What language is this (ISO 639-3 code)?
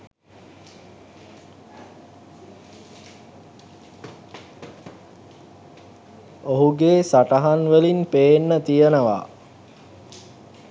sin